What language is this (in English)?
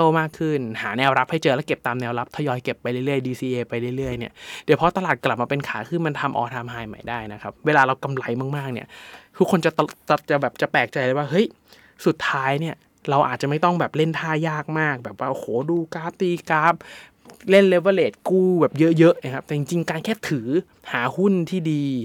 Thai